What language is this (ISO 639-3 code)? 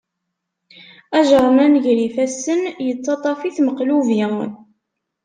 kab